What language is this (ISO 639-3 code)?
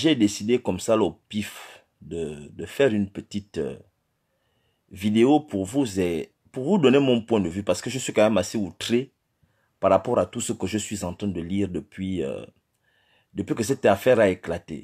fra